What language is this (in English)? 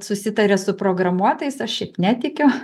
Lithuanian